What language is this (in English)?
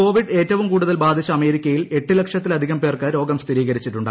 Malayalam